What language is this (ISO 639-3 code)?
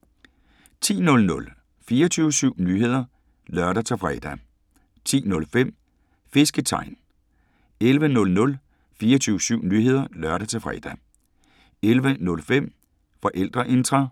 dan